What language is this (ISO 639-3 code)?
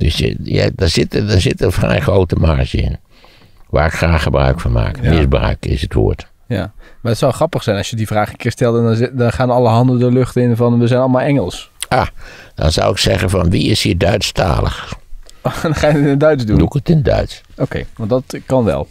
nld